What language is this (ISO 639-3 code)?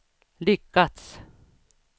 swe